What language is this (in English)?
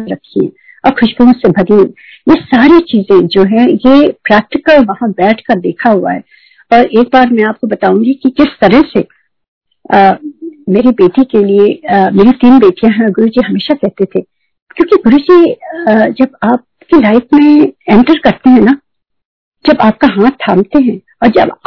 Hindi